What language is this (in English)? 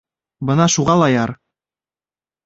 Bashkir